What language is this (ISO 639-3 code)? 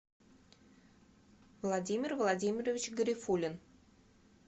rus